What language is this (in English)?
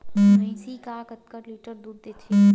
Chhattisgarhi